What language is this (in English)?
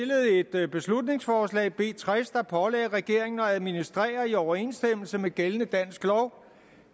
Danish